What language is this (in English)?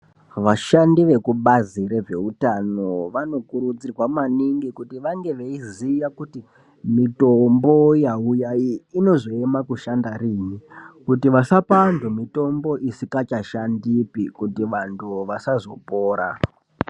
Ndau